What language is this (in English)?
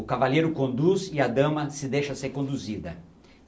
Portuguese